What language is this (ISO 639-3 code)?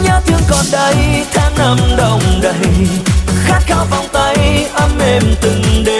vie